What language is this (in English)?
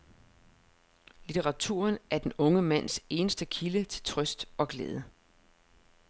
Danish